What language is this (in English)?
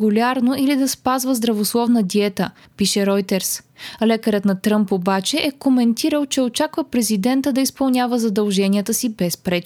Bulgarian